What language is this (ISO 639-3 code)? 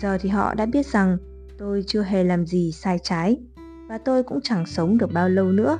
vie